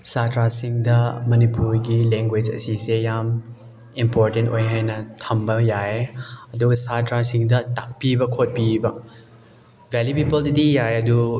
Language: Manipuri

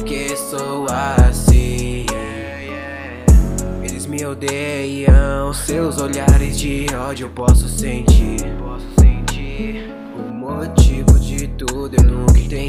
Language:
Dutch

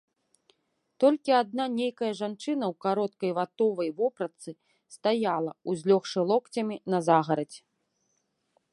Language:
Belarusian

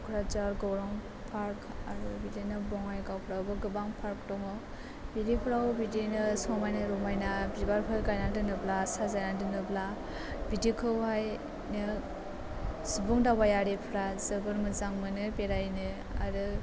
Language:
Bodo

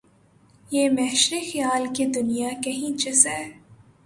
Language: Urdu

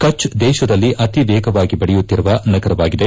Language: Kannada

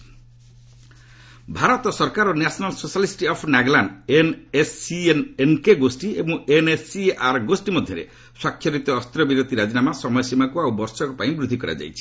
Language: Odia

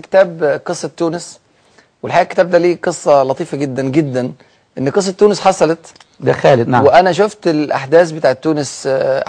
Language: Arabic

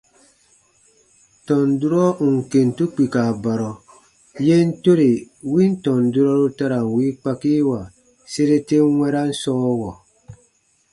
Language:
Baatonum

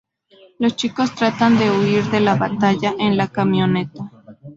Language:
Spanish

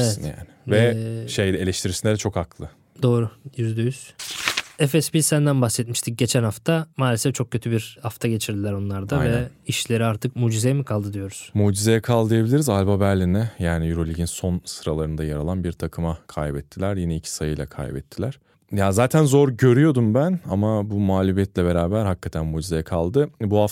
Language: Turkish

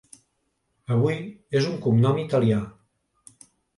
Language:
Catalan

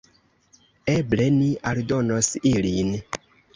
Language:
Esperanto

